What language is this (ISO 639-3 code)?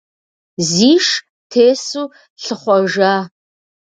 kbd